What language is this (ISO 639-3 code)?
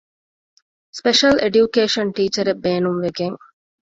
div